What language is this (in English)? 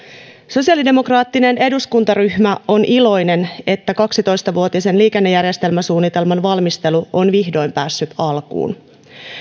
Finnish